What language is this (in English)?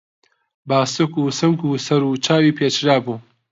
Central Kurdish